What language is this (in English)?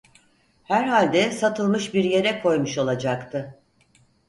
Turkish